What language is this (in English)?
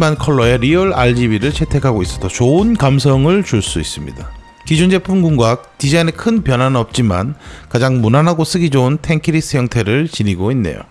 Korean